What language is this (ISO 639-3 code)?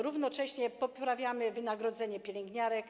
pol